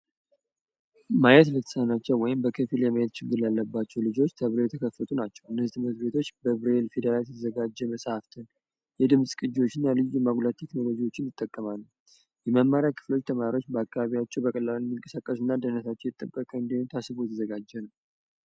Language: Amharic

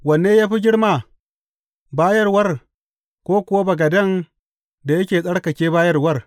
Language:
Hausa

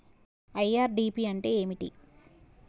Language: Telugu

